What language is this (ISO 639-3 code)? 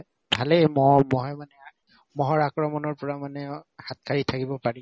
asm